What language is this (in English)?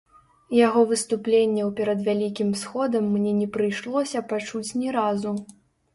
Belarusian